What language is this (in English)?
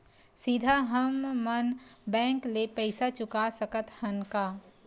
Chhattisgarhi